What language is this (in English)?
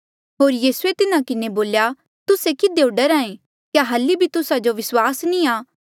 Mandeali